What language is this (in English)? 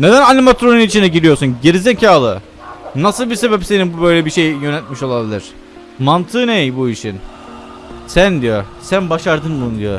Turkish